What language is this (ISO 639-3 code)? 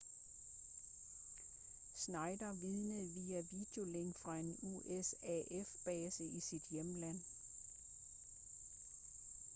dan